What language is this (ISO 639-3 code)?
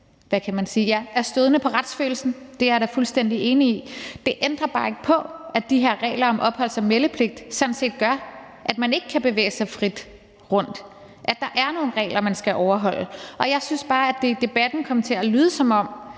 dan